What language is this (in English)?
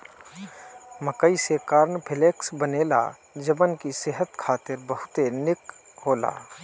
Bhojpuri